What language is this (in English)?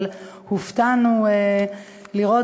Hebrew